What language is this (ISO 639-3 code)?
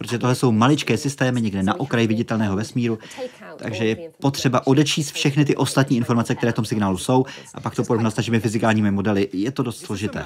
ces